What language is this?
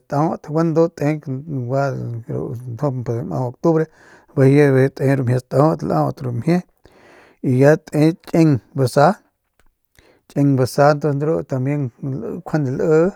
Northern Pame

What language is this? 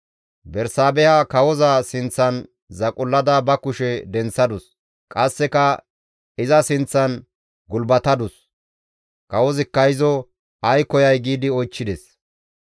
Gamo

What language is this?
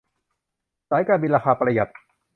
Thai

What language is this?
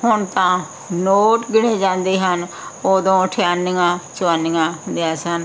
Punjabi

